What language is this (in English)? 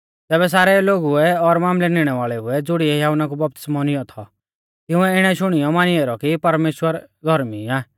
Mahasu Pahari